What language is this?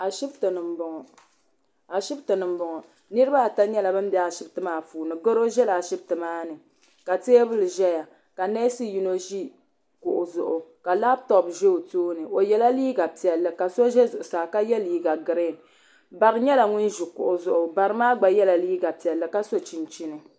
Dagbani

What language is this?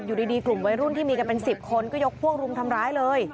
Thai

